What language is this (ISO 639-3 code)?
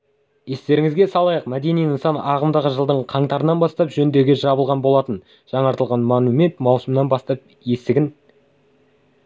kaz